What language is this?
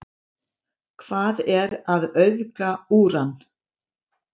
Icelandic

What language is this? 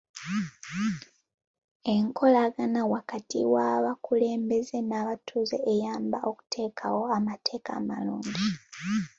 Ganda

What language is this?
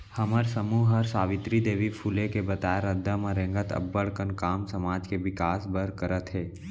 Chhattisgarhi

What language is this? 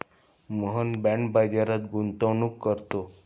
Marathi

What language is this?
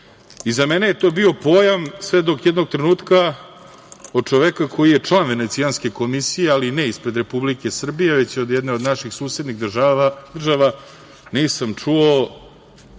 Serbian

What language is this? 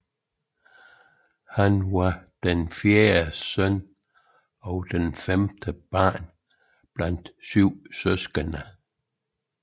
Danish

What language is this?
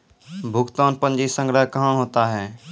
Maithili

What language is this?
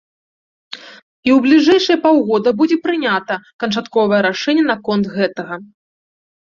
Belarusian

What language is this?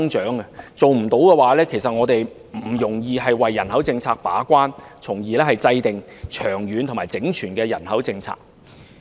Cantonese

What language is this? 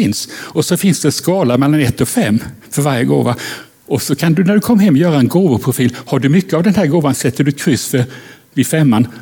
Swedish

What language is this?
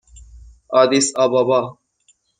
Persian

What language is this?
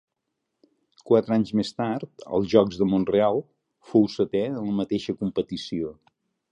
Catalan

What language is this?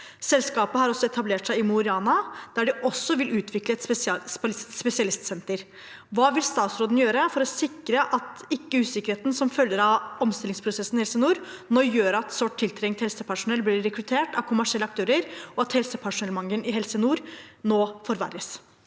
Norwegian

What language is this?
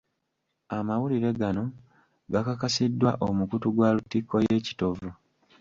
Ganda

